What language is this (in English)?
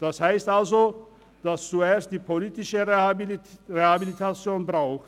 Swiss German